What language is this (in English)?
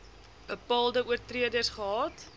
Afrikaans